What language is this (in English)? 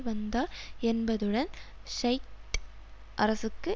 Tamil